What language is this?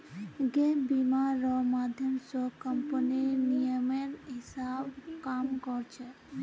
Magahi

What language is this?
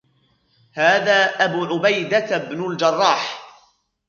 Arabic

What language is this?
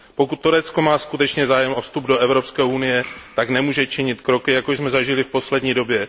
Czech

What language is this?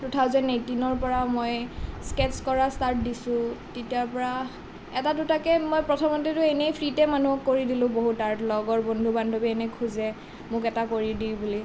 Assamese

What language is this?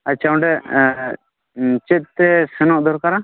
Santali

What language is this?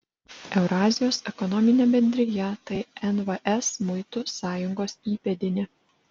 Lithuanian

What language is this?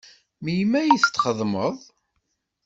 Kabyle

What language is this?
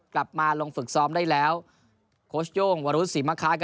Thai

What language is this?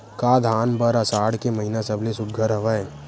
Chhattisgarhi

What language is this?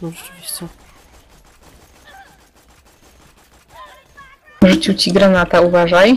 Polish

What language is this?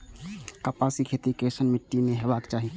Maithili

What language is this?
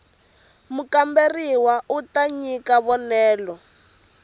Tsonga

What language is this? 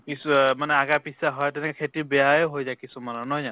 Assamese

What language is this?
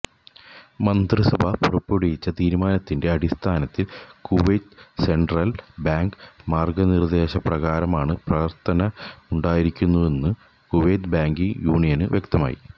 Malayalam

